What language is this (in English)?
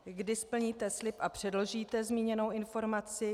Czech